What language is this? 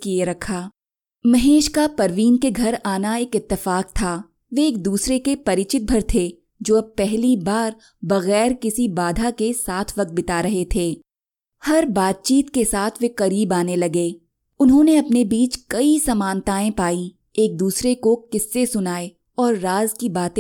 Hindi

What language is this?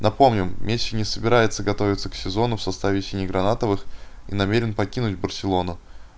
Russian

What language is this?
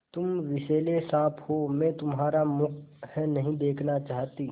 Hindi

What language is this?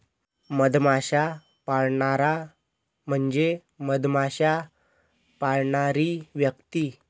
Marathi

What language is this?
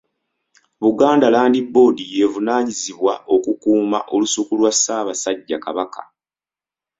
Ganda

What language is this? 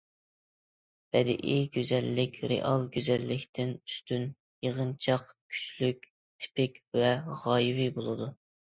Uyghur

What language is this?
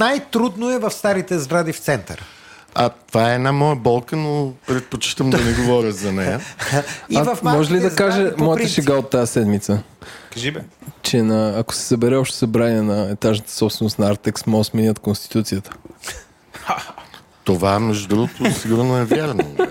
Bulgarian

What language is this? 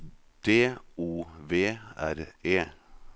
Norwegian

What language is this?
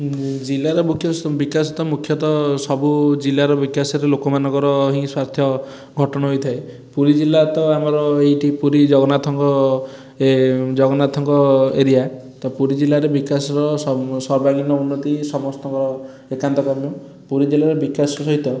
Odia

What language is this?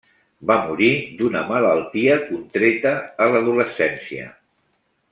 Catalan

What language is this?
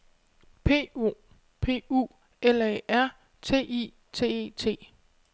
Danish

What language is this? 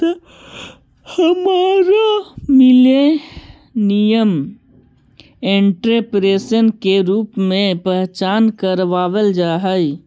Magahi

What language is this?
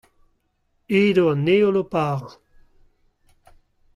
Breton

